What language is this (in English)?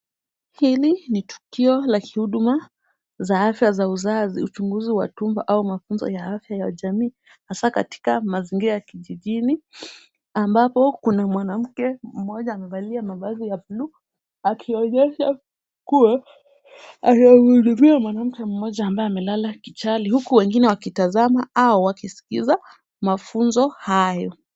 Swahili